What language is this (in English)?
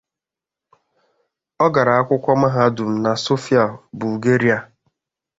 Igbo